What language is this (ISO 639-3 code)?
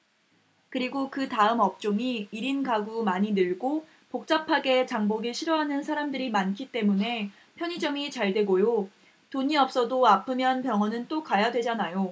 kor